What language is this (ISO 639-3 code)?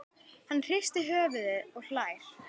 isl